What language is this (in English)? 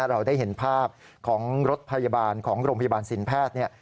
Thai